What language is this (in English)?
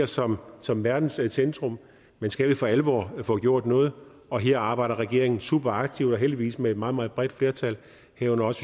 Danish